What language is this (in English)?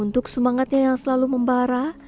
Indonesian